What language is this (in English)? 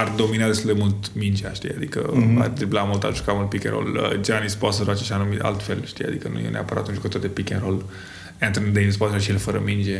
Romanian